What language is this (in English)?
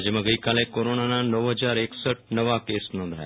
Gujarati